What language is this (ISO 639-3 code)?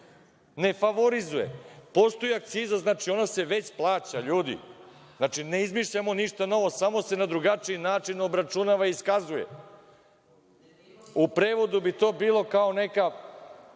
srp